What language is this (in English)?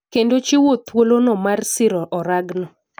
Luo (Kenya and Tanzania)